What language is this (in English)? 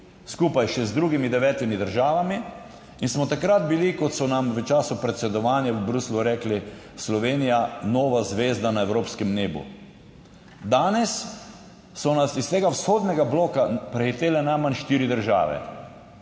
Slovenian